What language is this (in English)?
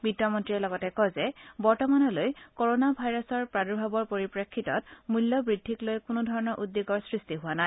Assamese